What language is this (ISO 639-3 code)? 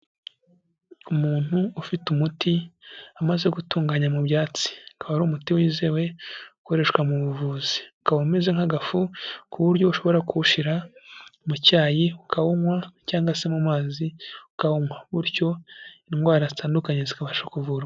kin